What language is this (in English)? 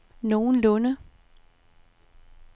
Danish